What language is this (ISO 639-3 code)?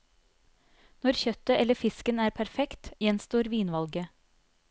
nor